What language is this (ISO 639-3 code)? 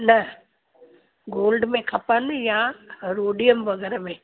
snd